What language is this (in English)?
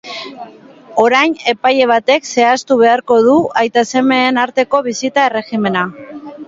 Basque